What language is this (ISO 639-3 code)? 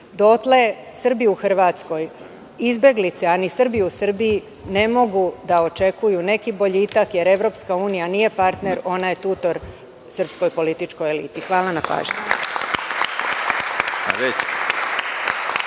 srp